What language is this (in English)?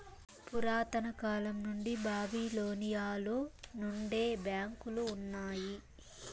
Telugu